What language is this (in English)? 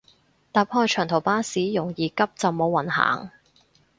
Cantonese